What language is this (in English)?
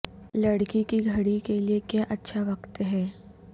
Urdu